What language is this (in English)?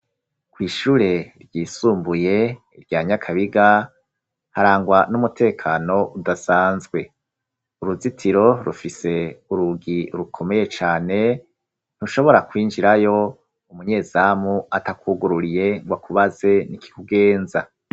Rundi